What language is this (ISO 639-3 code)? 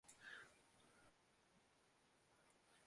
zho